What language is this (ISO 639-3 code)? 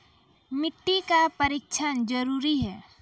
mai